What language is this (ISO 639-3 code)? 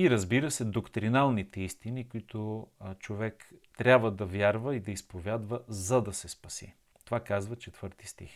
bul